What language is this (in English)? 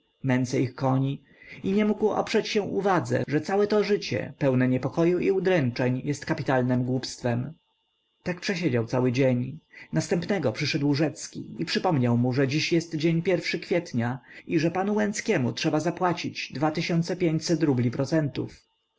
Polish